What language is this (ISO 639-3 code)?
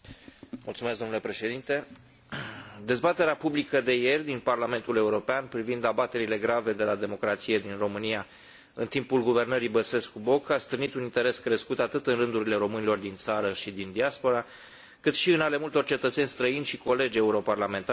ron